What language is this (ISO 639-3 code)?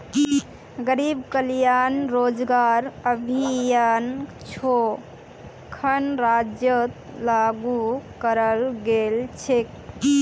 mag